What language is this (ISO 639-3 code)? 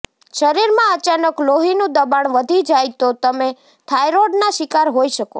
guj